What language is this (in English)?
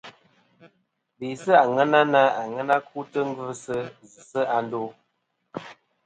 Kom